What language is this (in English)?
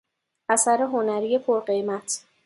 Persian